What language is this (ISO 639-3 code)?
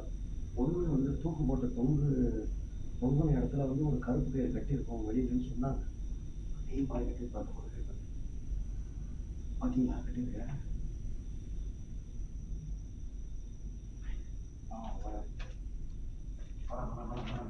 tam